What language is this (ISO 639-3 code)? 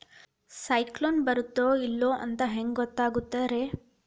kan